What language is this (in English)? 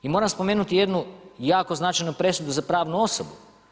Croatian